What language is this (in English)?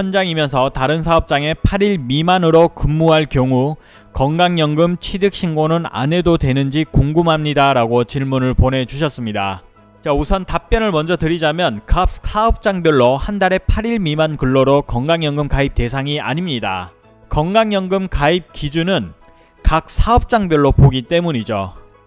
Korean